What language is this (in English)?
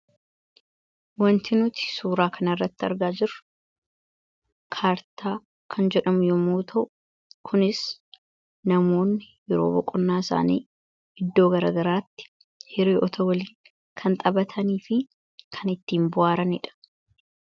Oromo